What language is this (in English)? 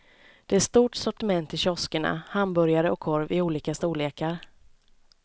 Swedish